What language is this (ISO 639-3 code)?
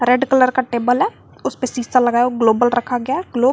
hin